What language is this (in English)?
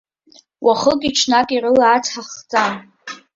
Abkhazian